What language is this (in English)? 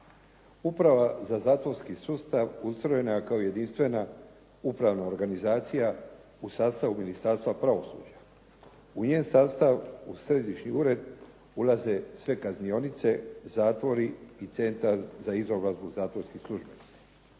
Croatian